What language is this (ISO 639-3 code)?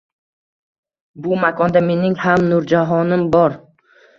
uzb